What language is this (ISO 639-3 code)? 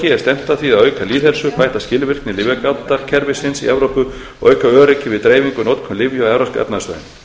isl